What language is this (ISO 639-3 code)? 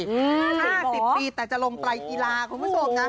tha